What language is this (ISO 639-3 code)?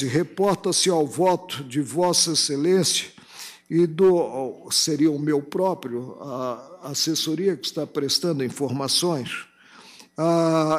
por